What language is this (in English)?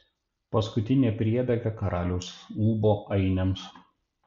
Lithuanian